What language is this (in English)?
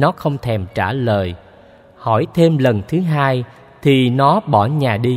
Vietnamese